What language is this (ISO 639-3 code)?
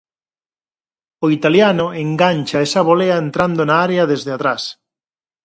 glg